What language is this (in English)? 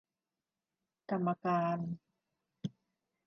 Thai